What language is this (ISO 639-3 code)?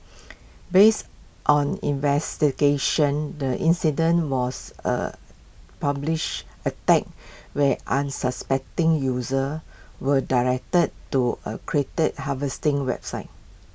eng